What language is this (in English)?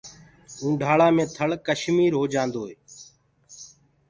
Gurgula